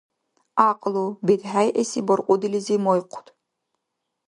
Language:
Dargwa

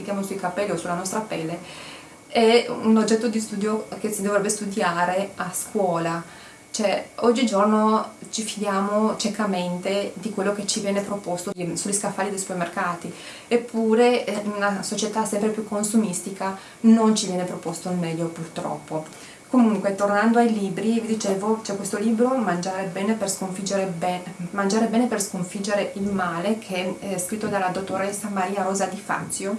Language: Italian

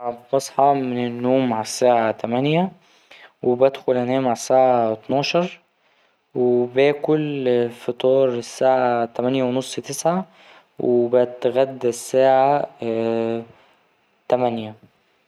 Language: Egyptian Arabic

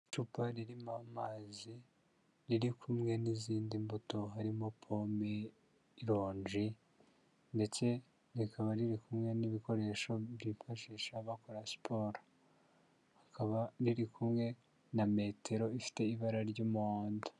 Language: Kinyarwanda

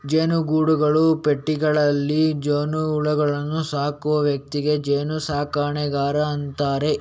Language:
Kannada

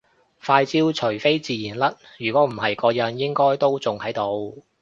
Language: Cantonese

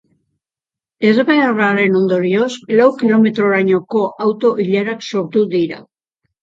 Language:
Basque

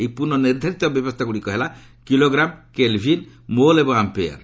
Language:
Odia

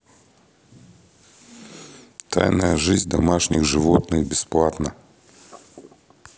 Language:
Russian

